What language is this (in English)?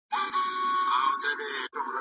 Pashto